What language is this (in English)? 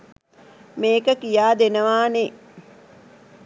Sinhala